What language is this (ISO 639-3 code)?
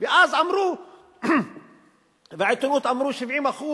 heb